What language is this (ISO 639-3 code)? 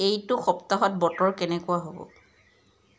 asm